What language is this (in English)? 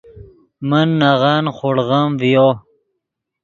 Yidgha